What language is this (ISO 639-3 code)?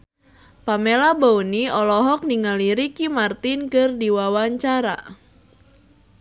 sun